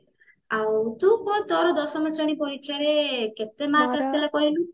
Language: Odia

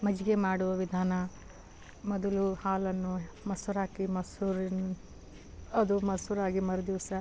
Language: Kannada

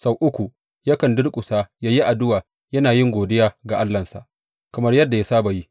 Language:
Hausa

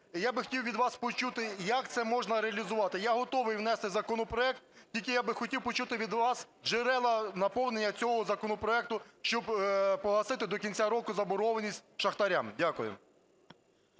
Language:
Ukrainian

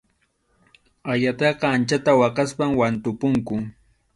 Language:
Arequipa-La Unión Quechua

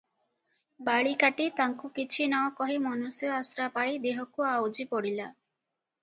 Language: Odia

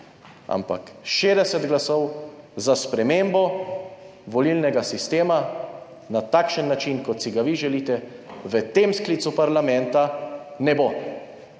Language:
Slovenian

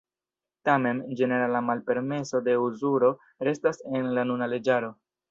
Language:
Esperanto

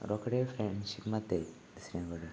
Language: Konkani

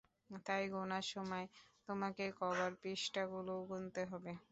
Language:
Bangla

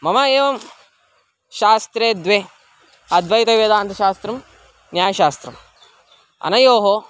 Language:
Sanskrit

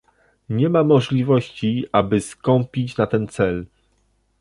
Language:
Polish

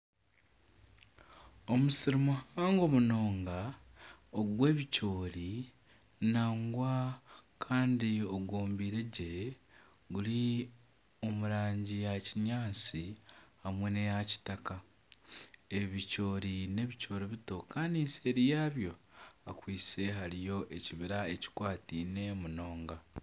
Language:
Nyankole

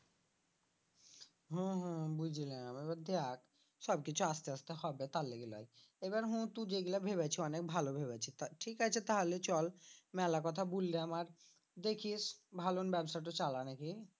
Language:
Bangla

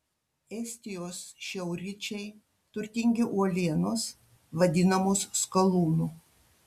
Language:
Lithuanian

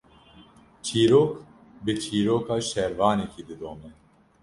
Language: Kurdish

